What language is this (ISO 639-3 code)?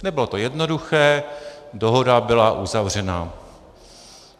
ces